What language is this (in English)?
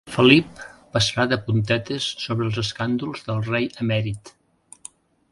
Catalan